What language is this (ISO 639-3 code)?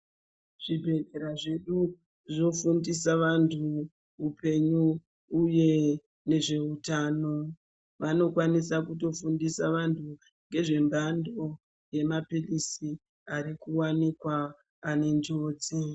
ndc